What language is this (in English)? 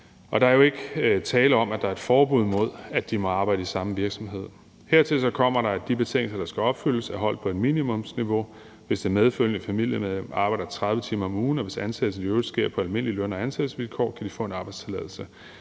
Danish